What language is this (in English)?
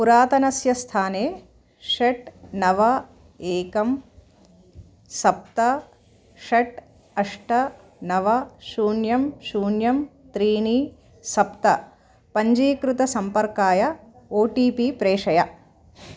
Sanskrit